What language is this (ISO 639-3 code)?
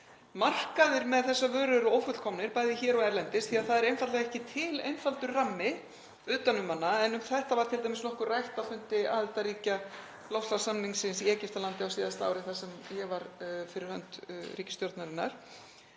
isl